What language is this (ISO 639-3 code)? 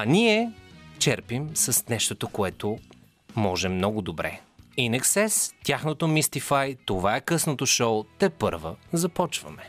bul